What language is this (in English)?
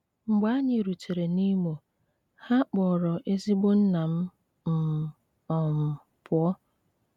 Igbo